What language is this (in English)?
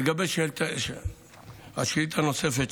Hebrew